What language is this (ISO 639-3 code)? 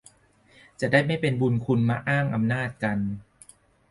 tha